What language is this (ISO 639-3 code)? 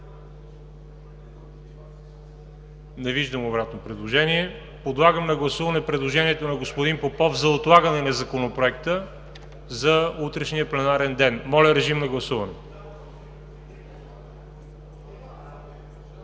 bul